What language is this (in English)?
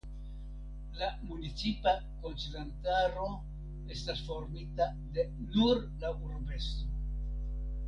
Esperanto